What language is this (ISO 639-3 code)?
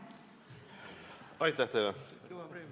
est